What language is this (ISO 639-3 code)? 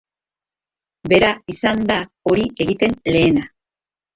eus